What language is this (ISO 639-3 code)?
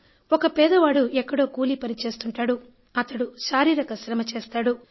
tel